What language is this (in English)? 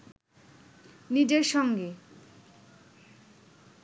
Bangla